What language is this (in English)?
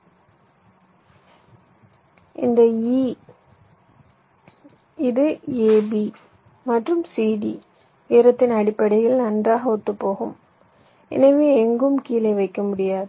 Tamil